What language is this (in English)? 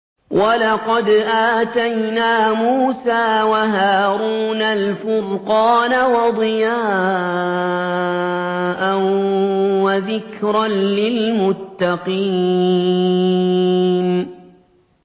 Arabic